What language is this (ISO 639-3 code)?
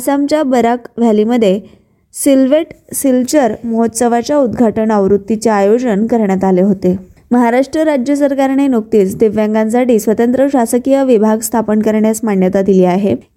mar